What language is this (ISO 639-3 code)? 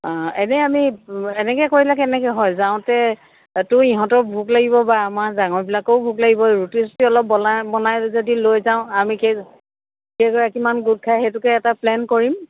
asm